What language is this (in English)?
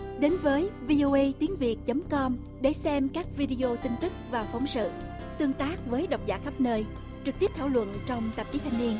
Vietnamese